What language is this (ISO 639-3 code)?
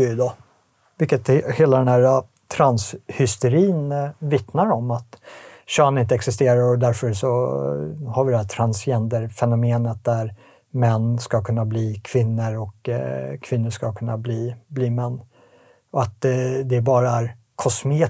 swe